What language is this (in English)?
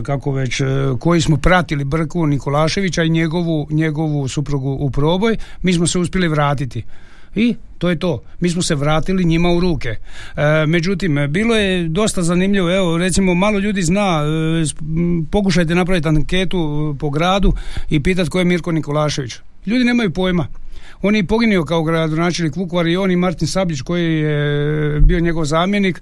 Croatian